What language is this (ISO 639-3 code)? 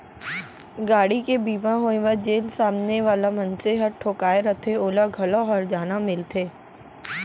hne